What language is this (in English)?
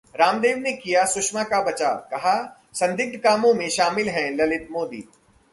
Hindi